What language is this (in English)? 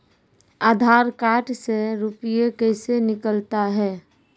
Maithili